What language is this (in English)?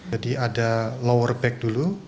Indonesian